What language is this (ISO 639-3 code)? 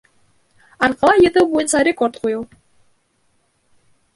bak